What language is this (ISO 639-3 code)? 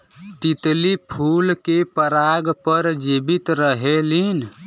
bho